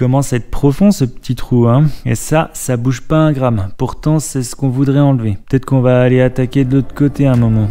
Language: French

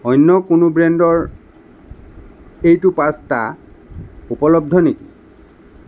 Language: Assamese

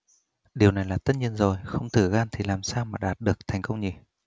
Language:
Vietnamese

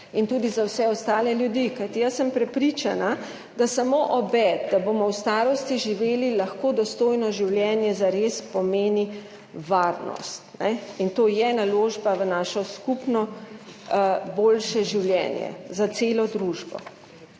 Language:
Slovenian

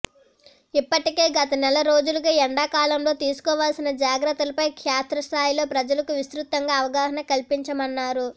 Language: Telugu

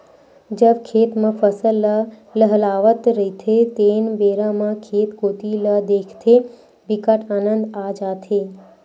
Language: Chhattisgarhi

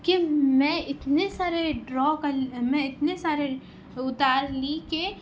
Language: Urdu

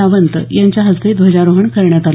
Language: Marathi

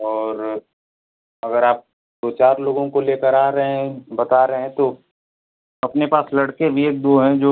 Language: Hindi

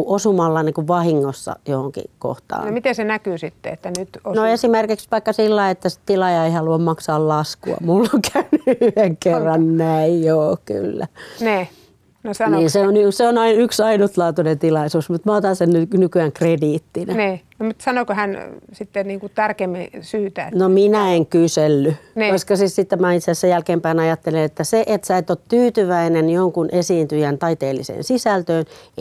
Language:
Finnish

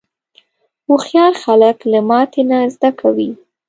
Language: Pashto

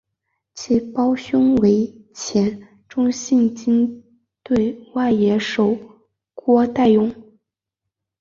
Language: Chinese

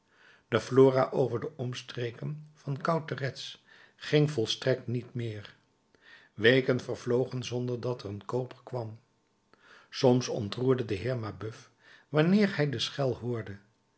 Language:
Dutch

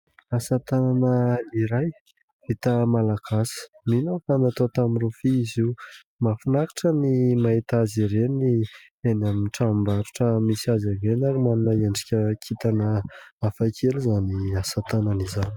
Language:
Malagasy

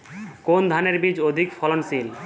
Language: Bangla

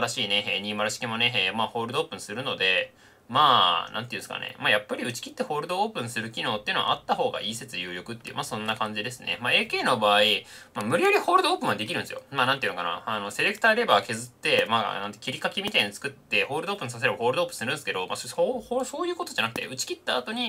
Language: Japanese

